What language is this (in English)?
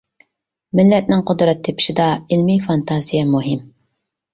Uyghur